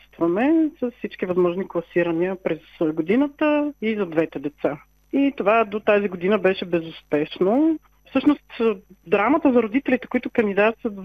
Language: Bulgarian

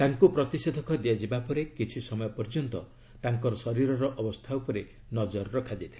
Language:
Odia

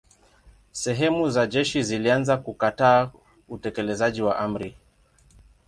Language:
Swahili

